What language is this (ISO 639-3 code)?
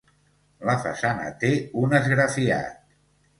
cat